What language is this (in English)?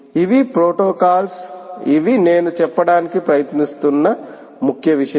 Telugu